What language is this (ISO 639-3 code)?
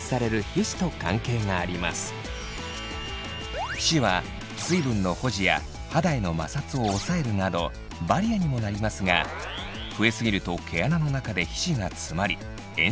jpn